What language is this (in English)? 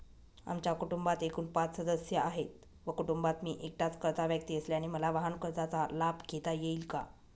Marathi